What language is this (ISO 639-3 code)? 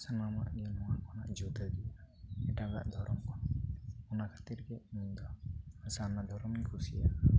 sat